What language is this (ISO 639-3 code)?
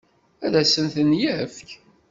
kab